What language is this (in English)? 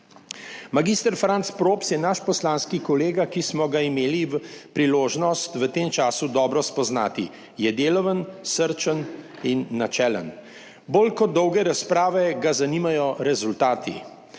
Slovenian